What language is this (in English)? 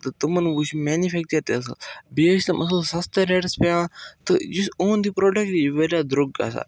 Kashmiri